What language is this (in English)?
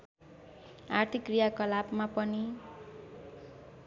Nepali